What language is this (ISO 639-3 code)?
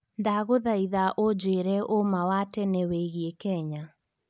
kik